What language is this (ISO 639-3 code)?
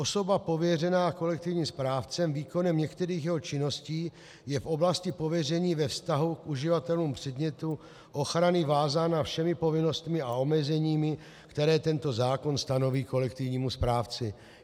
ces